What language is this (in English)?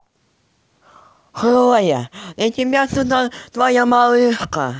Russian